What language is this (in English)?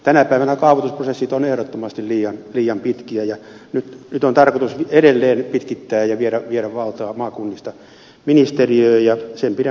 Finnish